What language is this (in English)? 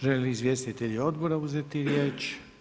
Croatian